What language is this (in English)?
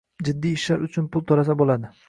Uzbek